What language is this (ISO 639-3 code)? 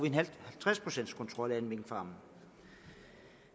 dan